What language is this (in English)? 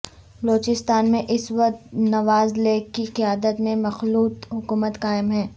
Urdu